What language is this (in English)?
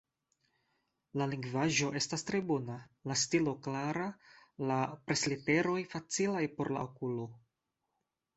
Esperanto